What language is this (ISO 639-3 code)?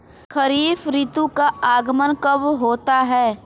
hin